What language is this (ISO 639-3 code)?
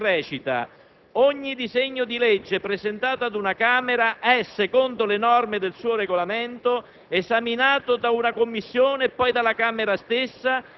ita